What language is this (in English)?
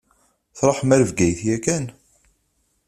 Kabyle